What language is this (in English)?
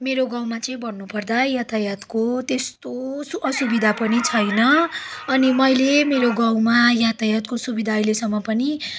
Nepali